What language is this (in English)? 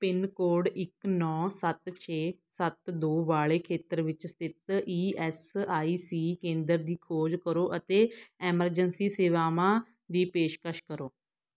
Punjabi